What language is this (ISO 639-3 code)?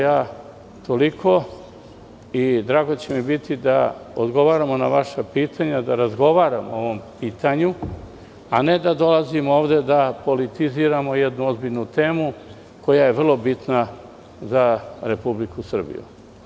srp